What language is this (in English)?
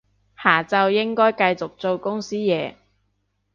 Cantonese